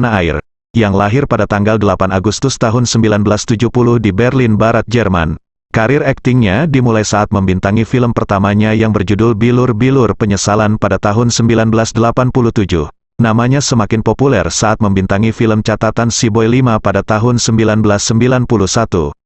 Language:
Indonesian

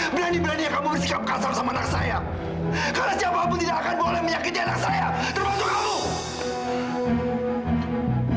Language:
Indonesian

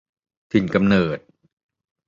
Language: Thai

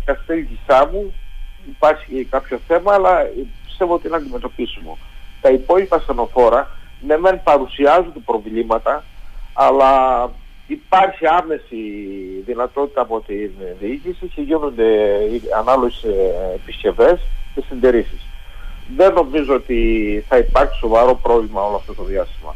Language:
Greek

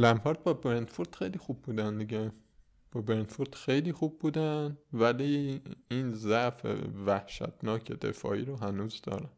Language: Persian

